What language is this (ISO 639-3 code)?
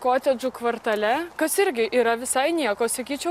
lit